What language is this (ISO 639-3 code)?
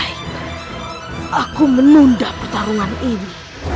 ind